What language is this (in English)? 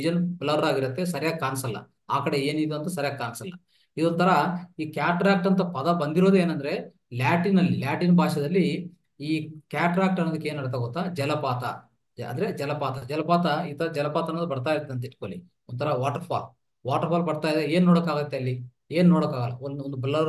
Kannada